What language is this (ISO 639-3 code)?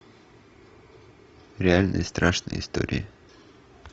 rus